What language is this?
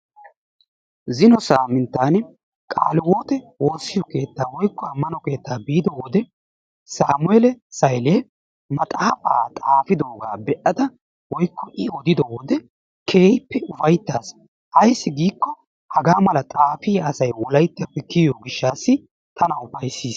Wolaytta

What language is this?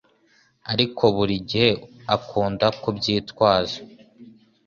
Kinyarwanda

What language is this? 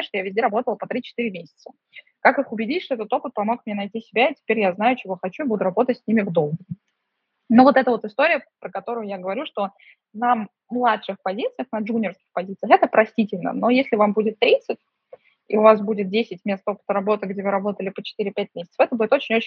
Russian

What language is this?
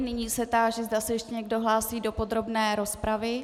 Czech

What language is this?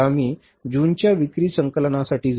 Marathi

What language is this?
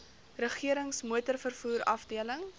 Afrikaans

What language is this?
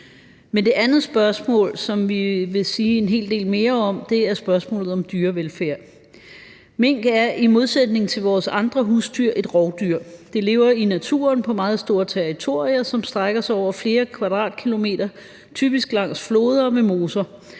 Danish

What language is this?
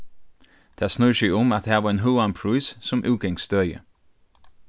Faroese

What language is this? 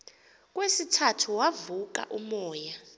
Xhosa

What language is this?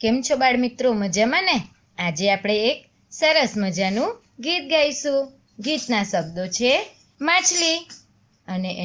Gujarati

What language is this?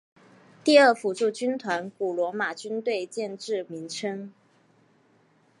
Chinese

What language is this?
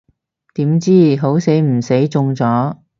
Cantonese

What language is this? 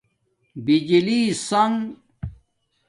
Domaaki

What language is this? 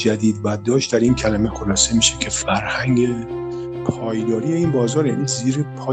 Persian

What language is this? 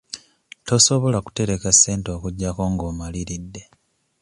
Ganda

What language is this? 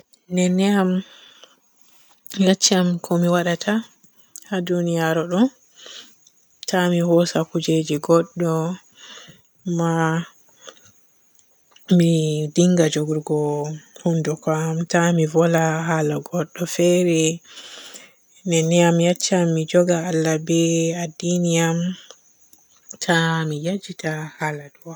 Borgu Fulfulde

